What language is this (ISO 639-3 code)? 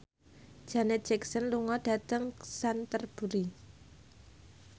jav